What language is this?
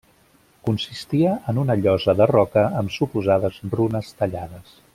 Catalan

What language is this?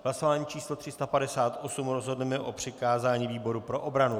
Czech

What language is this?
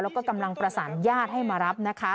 Thai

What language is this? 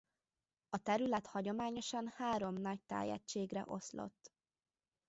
Hungarian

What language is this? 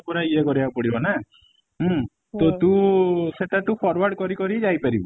Odia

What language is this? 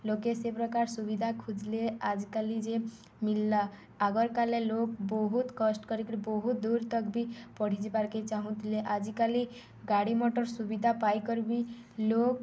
Odia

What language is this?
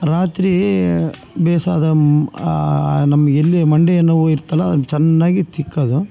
Kannada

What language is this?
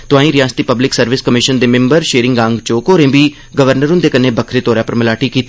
Dogri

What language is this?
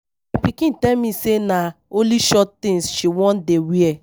Nigerian Pidgin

